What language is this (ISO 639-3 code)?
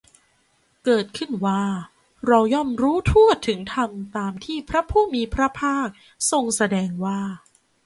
tha